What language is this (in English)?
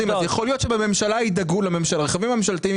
Hebrew